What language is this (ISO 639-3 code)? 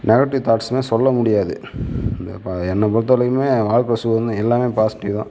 tam